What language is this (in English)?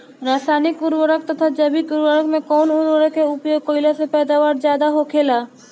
Bhojpuri